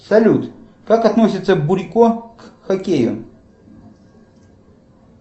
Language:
Russian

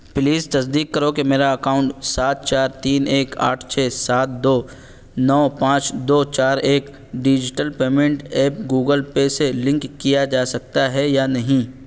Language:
Urdu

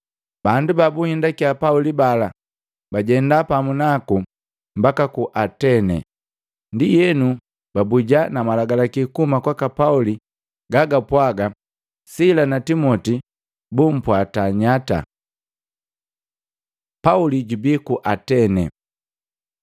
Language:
Matengo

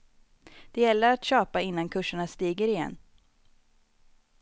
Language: Swedish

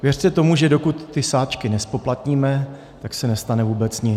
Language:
Czech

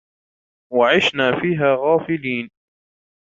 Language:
Arabic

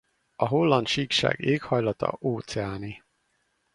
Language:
Hungarian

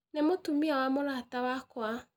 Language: Kikuyu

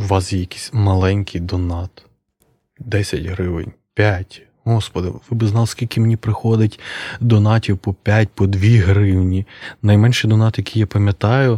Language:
Ukrainian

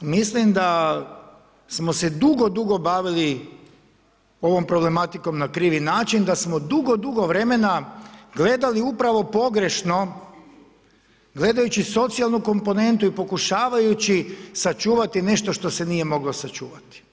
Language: Croatian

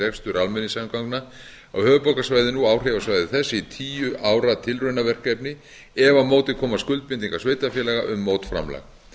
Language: Icelandic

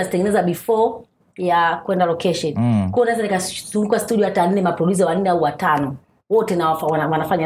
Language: Swahili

